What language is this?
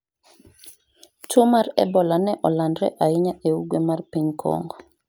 Luo (Kenya and Tanzania)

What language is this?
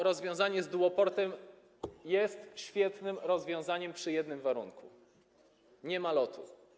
Polish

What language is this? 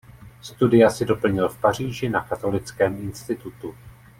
Czech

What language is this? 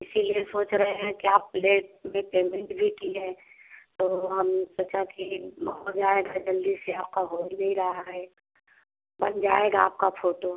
Hindi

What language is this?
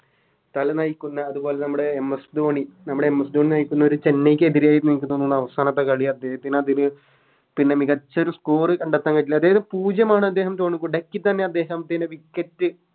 Malayalam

